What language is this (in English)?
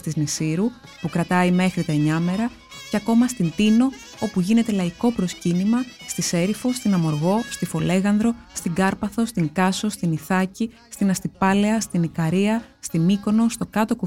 Greek